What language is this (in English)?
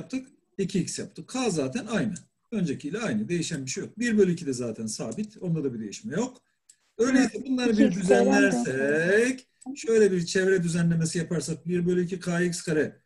Turkish